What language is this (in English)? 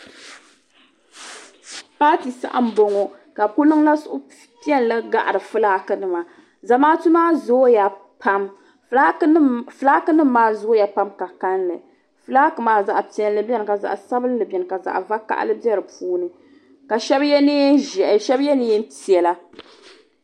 Dagbani